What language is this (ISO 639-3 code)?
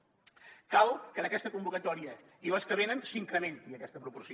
cat